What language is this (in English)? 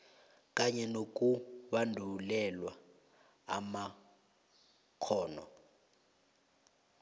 South Ndebele